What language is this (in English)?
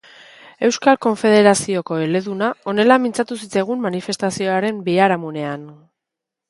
Basque